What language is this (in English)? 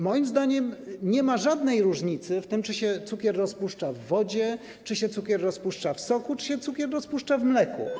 Polish